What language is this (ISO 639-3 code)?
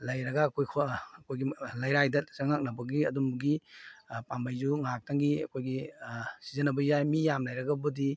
mni